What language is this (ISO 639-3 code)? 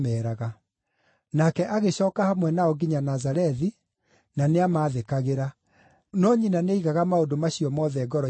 kik